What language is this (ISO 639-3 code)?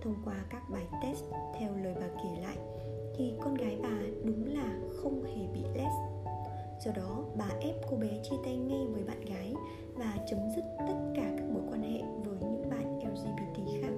vie